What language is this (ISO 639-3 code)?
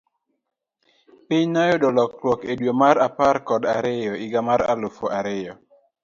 luo